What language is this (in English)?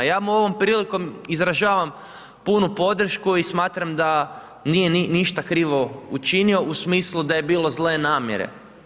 Croatian